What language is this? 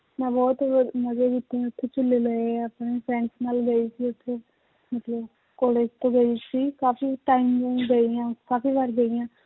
Punjabi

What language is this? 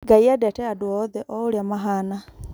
Kikuyu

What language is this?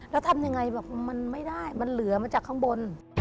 Thai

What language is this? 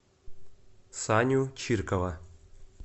Russian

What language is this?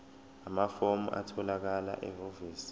Zulu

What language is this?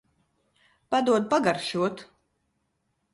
Latvian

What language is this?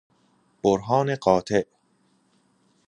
Persian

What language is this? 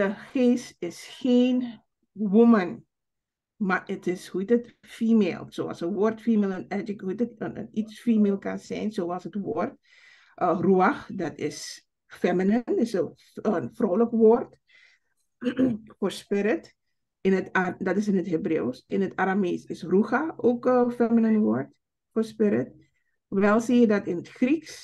Dutch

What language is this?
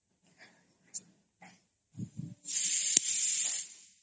Odia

